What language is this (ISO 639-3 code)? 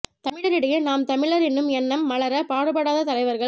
tam